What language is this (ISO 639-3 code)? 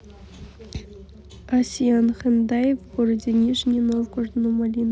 rus